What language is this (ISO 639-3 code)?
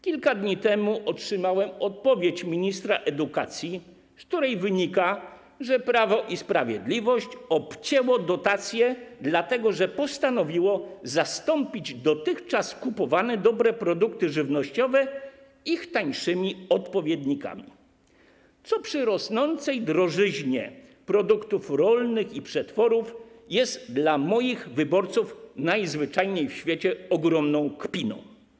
pol